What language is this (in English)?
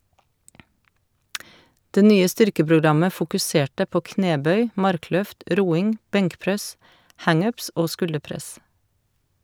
Norwegian